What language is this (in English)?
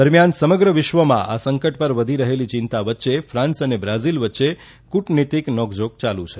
Gujarati